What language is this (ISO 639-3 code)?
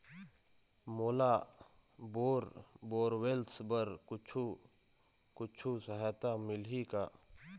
hne